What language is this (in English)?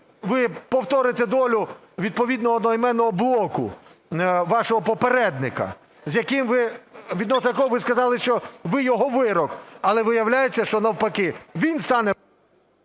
Ukrainian